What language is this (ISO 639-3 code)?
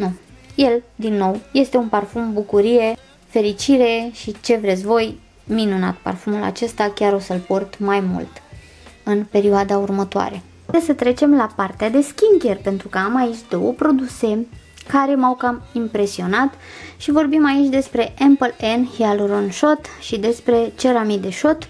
ron